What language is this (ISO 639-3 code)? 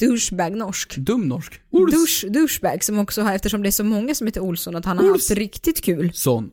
swe